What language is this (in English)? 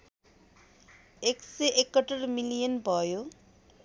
Nepali